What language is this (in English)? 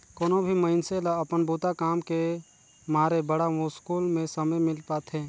Chhattisgarhi